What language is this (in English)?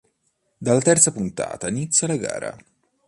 Italian